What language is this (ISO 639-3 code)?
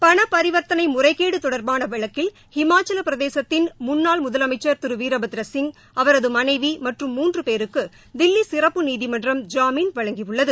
tam